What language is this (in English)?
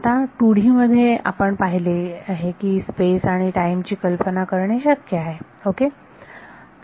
Marathi